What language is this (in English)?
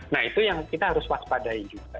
Indonesian